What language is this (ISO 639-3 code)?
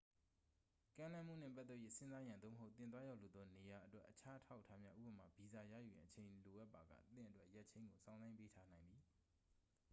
mya